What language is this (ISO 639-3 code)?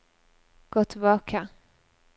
nor